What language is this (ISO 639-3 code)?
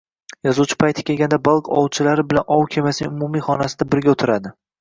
uzb